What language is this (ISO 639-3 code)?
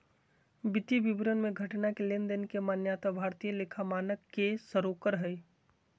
mag